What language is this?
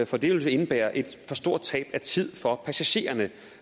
Danish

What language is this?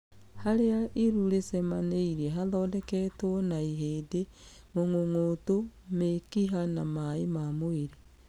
Kikuyu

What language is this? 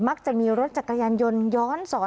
Thai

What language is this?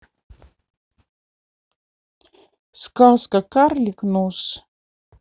Russian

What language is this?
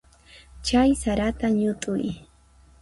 Puno Quechua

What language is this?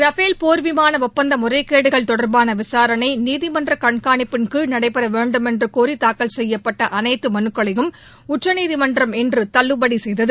Tamil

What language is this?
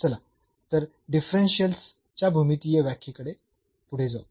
Marathi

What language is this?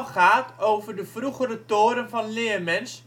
Dutch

